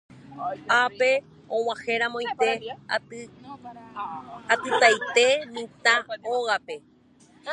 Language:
Guarani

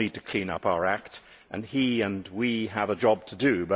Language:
English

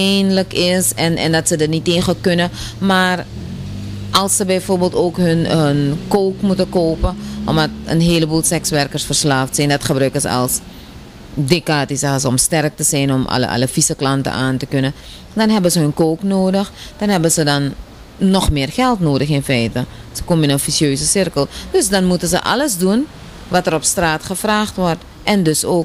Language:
Dutch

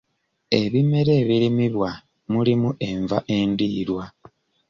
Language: Ganda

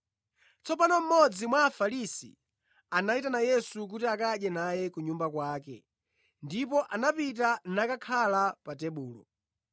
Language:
Nyanja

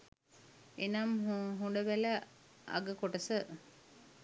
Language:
Sinhala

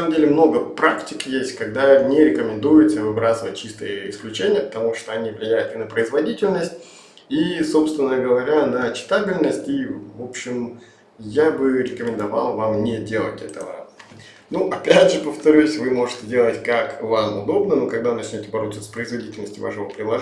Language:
Russian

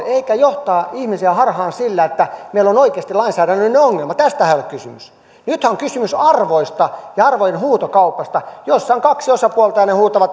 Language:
Finnish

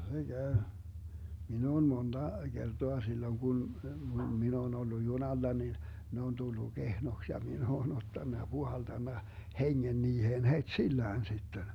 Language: Finnish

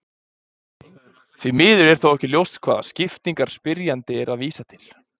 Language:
Icelandic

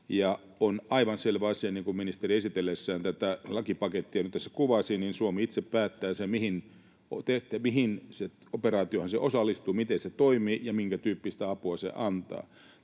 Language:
Finnish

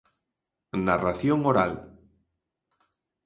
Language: Galician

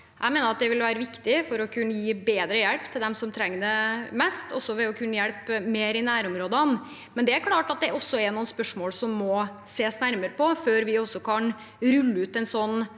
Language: Norwegian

